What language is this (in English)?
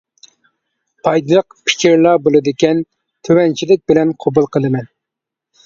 Uyghur